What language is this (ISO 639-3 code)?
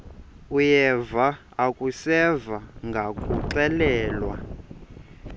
xho